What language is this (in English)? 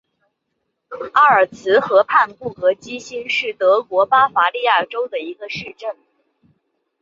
Chinese